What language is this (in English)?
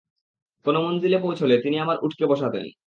Bangla